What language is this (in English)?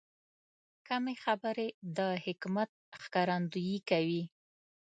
Pashto